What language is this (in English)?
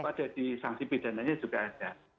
Indonesian